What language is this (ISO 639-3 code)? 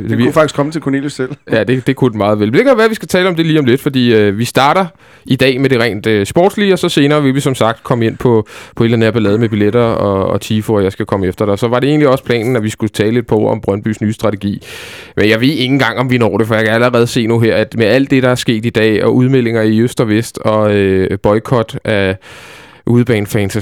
dan